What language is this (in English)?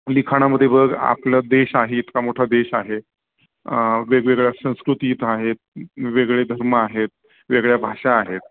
Marathi